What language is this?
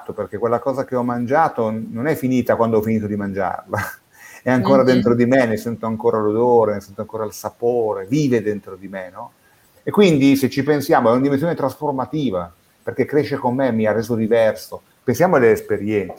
Italian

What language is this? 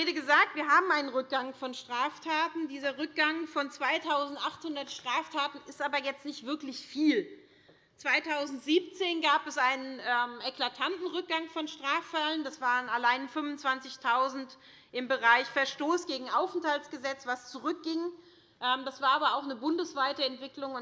German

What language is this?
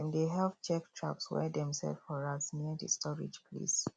Nigerian Pidgin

